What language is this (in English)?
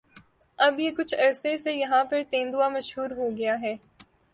Urdu